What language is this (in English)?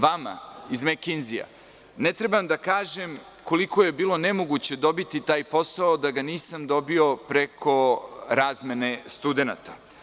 Serbian